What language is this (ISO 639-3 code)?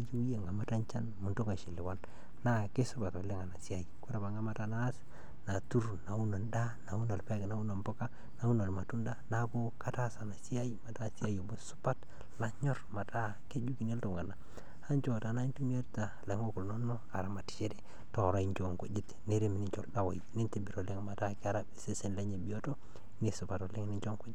mas